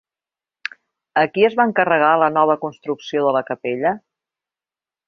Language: Catalan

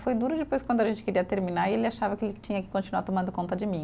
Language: Portuguese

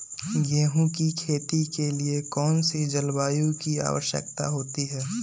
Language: Magahi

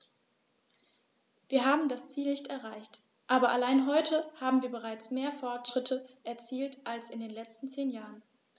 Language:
German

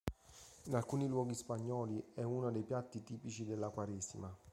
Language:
Italian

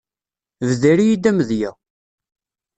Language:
Kabyle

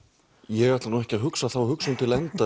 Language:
Icelandic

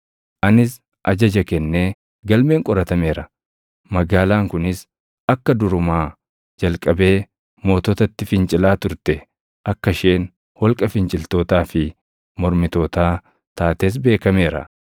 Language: Oromo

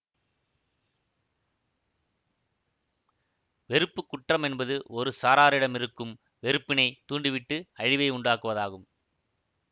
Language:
Tamil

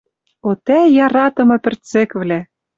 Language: Western Mari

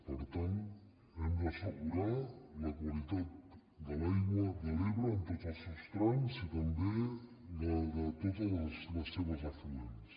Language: Catalan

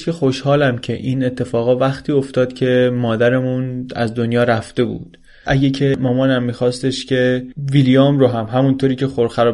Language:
Persian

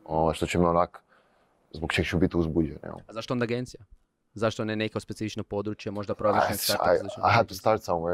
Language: Croatian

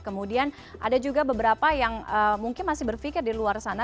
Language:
Indonesian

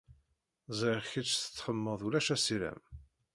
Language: Kabyle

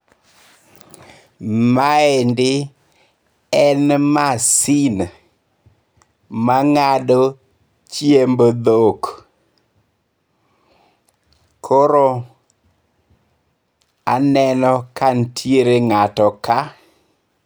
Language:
Luo (Kenya and Tanzania)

